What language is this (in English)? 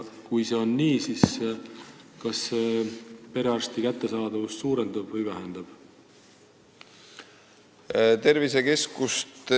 Estonian